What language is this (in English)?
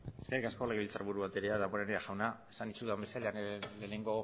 Basque